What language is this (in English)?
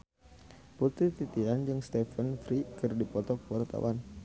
Sundanese